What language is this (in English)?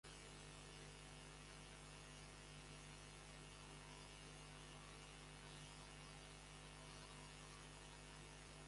Georgian